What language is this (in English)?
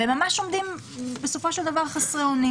Hebrew